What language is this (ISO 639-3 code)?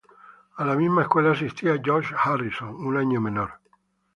spa